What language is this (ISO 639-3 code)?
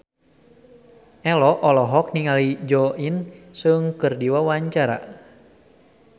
sun